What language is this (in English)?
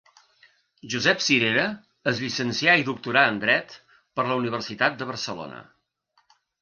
Catalan